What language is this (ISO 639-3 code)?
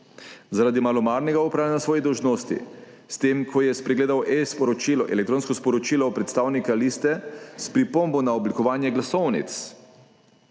slv